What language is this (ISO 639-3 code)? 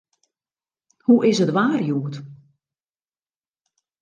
fry